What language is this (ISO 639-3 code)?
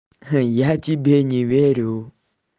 rus